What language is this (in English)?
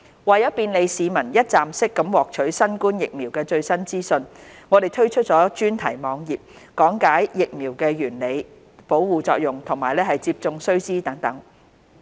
Cantonese